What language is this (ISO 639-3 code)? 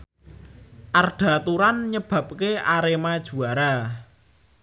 jav